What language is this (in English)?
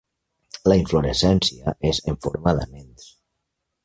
Catalan